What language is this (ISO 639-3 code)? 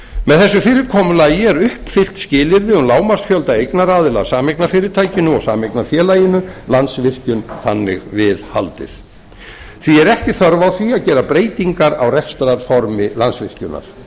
isl